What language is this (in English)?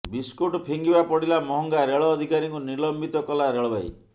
Odia